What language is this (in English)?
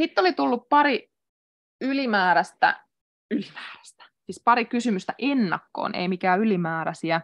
Finnish